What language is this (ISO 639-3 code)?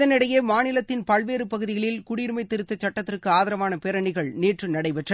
tam